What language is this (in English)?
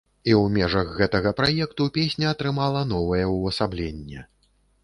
Belarusian